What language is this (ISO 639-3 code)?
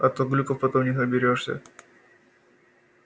rus